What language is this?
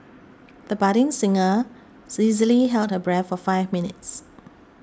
English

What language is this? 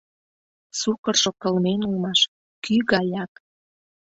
Mari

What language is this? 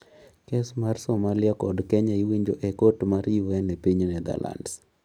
Luo (Kenya and Tanzania)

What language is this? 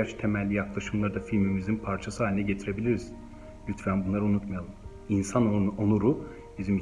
Turkish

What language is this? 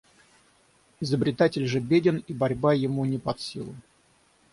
Russian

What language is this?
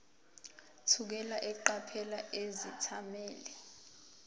Zulu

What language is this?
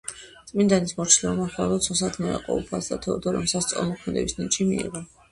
Georgian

